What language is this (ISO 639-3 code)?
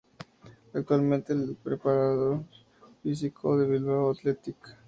spa